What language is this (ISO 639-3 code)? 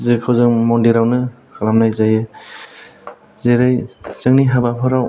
brx